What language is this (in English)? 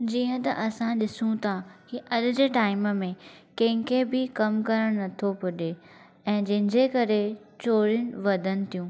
Sindhi